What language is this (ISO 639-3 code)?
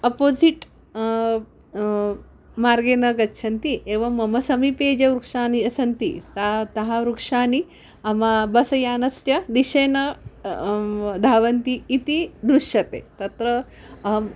san